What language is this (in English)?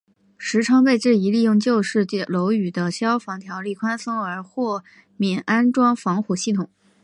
Chinese